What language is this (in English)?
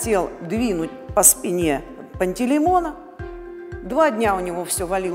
Russian